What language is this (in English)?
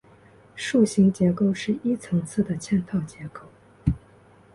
Chinese